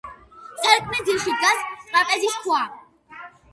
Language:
Georgian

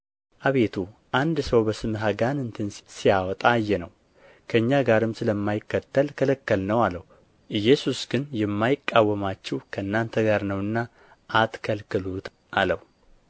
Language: Amharic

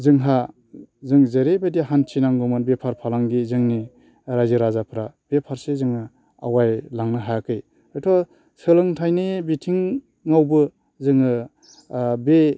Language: Bodo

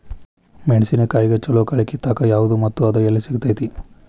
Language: Kannada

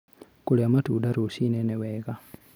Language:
Kikuyu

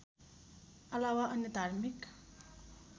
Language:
Nepali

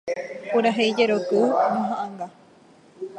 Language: Guarani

